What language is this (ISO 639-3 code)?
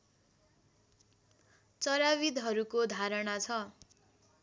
nep